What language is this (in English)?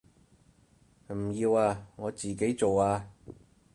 Cantonese